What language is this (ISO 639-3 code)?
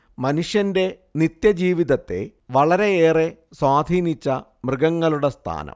mal